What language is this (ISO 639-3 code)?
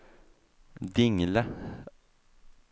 swe